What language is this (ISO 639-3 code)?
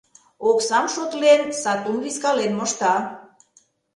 chm